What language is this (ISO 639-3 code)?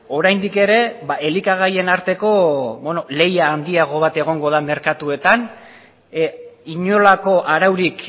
eus